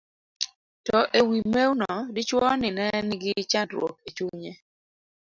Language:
Luo (Kenya and Tanzania)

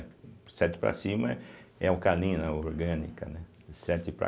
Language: Portuguese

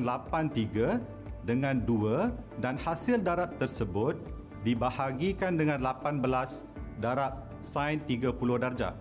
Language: Malay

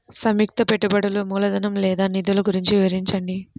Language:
Telugu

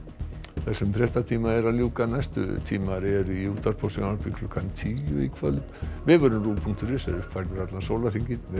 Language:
Icelandic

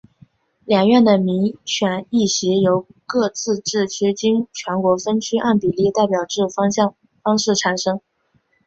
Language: Chinese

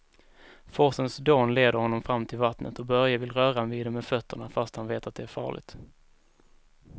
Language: Swedish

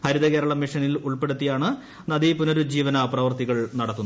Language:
Malayalam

